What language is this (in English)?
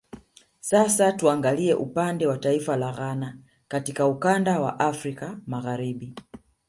Swahili